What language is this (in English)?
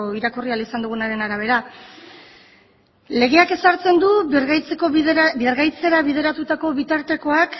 Basque